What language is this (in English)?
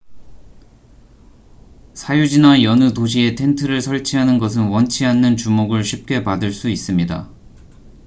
Korean